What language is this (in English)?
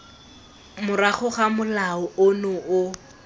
Tswana